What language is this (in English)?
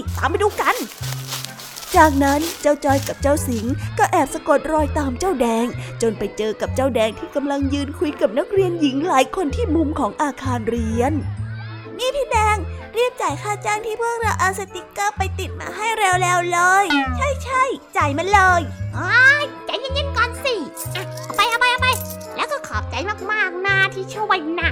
Thai